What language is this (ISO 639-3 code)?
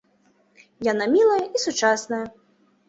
bel